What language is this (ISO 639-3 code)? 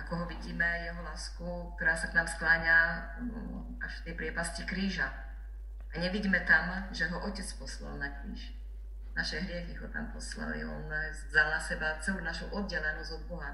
slk